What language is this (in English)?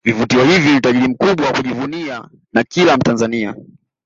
Swahili